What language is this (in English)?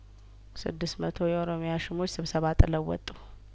Amharic